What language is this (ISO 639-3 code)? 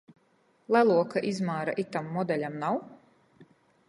ltg